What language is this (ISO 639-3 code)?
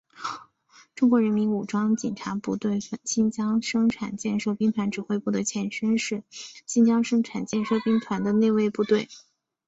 zho